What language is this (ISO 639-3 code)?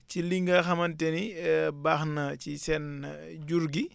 wol